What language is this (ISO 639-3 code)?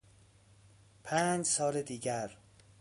fas